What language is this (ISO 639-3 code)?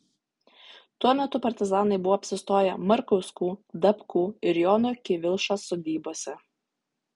lit